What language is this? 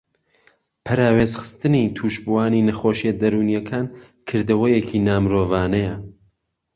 Central Kurdish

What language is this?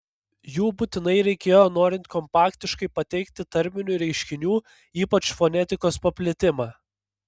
Lithuanian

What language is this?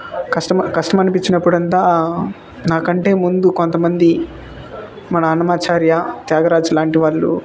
Telugu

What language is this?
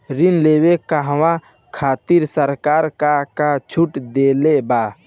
Bhojpuri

